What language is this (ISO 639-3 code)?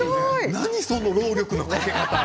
jpn